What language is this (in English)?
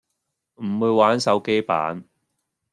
Cantonese